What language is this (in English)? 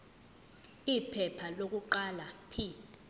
Zulu